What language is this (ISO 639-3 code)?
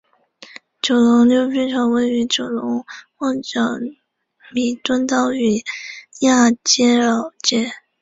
zho